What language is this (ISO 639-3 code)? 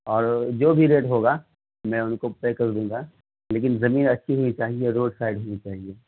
urd